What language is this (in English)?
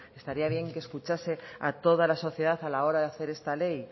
Spanish